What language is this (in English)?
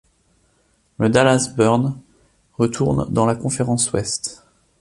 French